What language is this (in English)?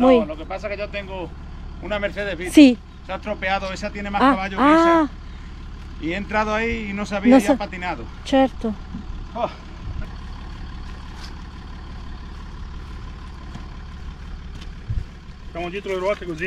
Italian